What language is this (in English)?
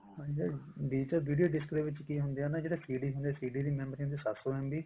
Punjabi